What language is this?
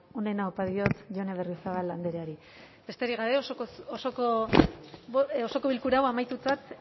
Basque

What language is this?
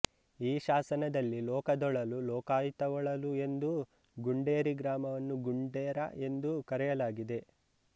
Kannada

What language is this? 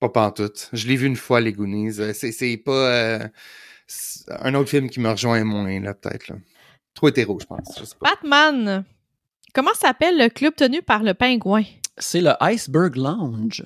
French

